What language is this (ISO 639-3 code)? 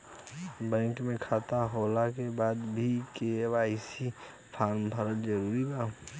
bho